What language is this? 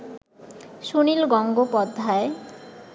Bangla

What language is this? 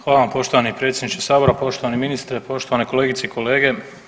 Croatian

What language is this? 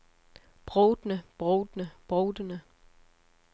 Danish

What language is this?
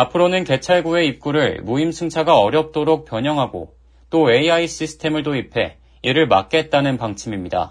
Korean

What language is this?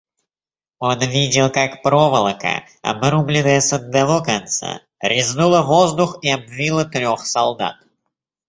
Russian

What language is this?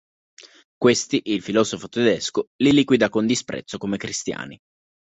Italian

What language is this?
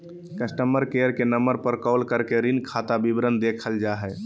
Magahi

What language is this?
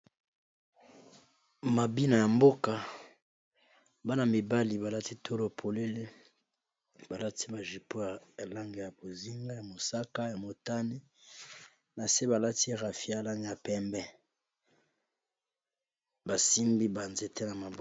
Lingala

